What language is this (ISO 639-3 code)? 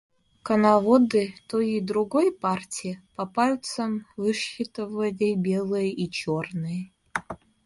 rus